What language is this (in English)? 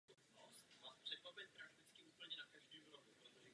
Czech